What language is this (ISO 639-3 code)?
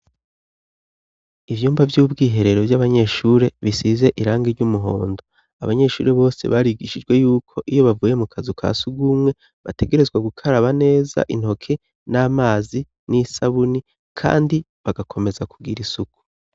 run